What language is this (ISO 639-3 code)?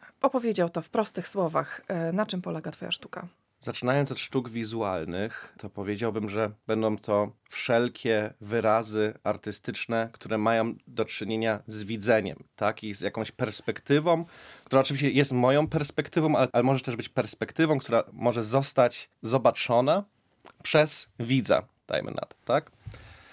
pol